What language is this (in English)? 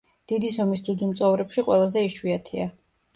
Georgian